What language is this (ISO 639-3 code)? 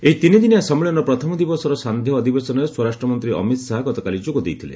ori